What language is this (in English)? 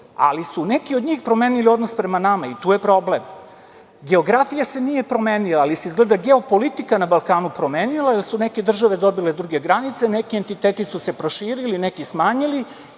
Serbian